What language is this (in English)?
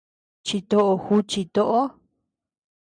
Tepeuxila Cuicatec